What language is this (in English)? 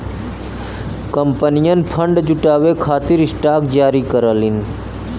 Bhojpuri